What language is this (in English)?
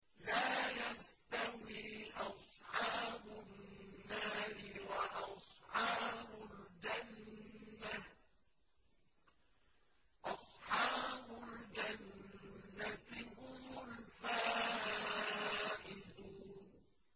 Arabic